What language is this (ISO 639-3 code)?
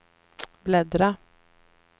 swe